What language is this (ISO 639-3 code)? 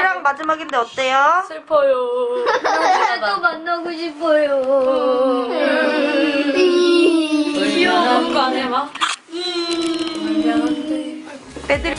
kor